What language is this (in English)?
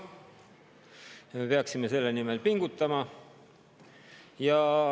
Estonian